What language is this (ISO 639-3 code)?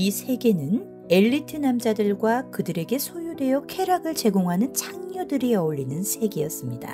kor